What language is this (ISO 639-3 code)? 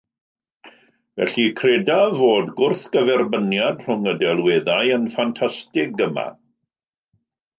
cym